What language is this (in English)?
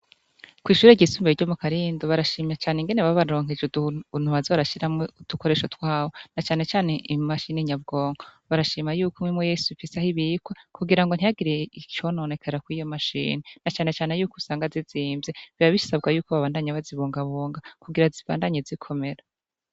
Rundi